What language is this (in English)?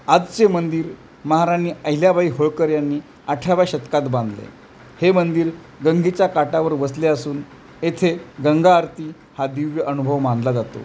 Marathi